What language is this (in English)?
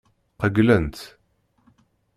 Kabyle